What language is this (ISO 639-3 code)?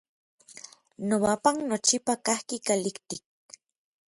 nlv